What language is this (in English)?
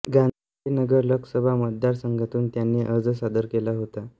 Marathi